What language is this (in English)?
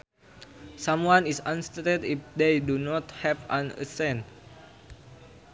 Sundanese